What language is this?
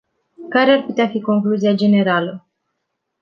Romanian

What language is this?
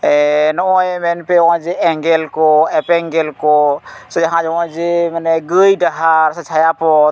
Santali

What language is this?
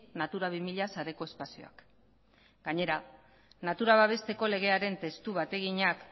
Basque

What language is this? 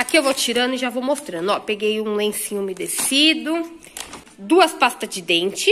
Portuguese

